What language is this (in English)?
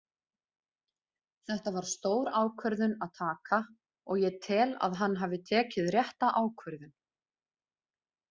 Icelandic